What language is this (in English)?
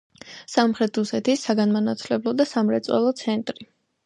Georgian